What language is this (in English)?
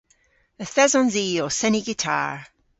Cornish